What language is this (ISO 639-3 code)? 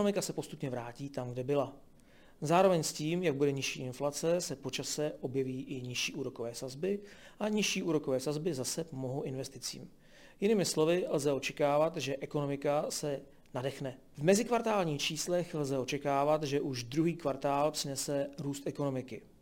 ces